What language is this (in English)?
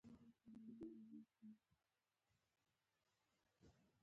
Pashto